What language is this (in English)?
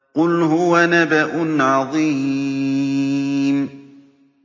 Arabic